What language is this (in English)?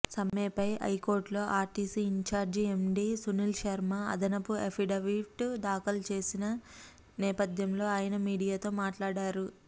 Telugu